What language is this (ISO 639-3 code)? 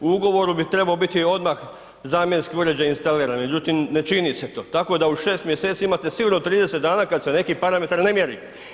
hrv